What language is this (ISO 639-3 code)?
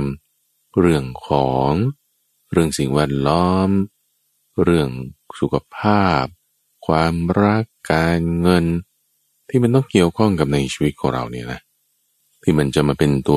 tha